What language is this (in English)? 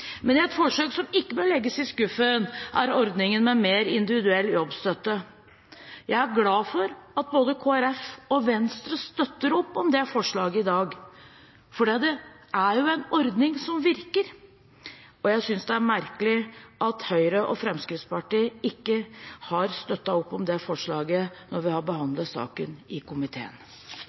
Norwegian Bokmål